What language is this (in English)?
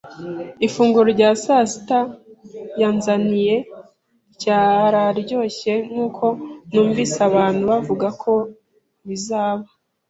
Kinyarwanda